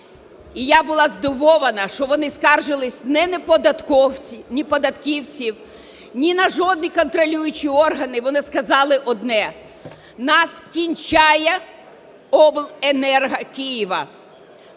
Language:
Ukrainian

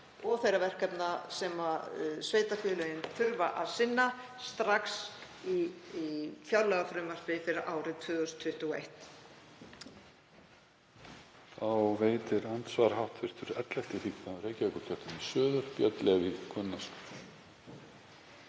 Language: Icelandic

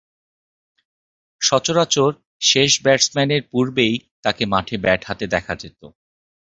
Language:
Bangla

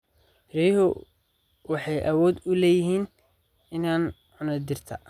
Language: Somali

